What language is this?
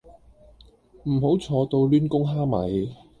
Cantonese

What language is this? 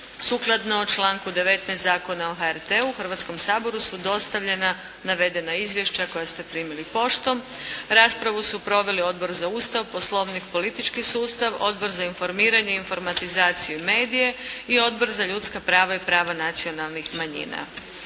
Croatian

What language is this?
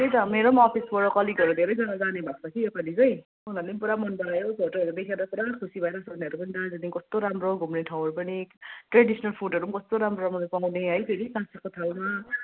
Nepali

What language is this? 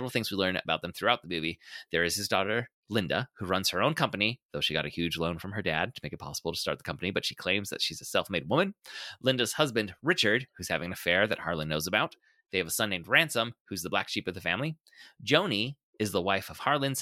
English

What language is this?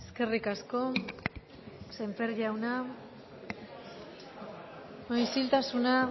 Basque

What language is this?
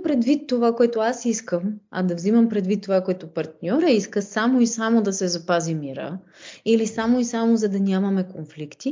Bulgarian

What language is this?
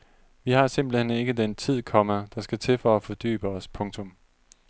Danish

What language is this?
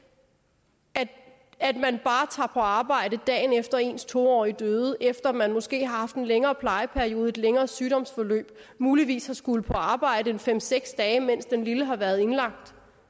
Danish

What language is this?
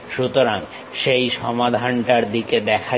Bangla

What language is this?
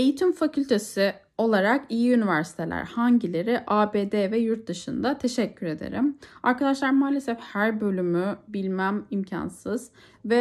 Turkish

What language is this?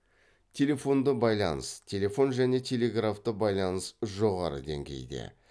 Kazakh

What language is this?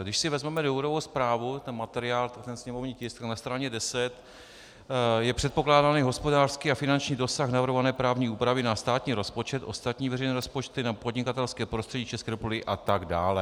Czech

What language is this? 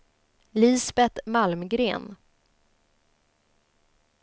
Swedish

